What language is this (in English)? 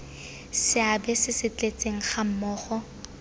Tswana